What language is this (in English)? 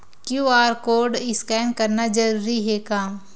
Chhattisgarhi